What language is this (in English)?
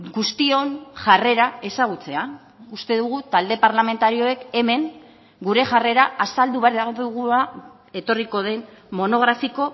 Basque